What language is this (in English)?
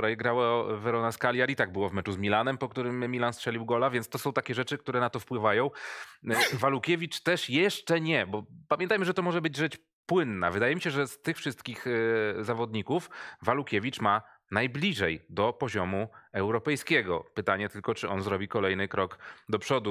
Polish